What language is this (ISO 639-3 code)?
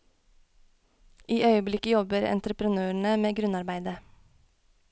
nor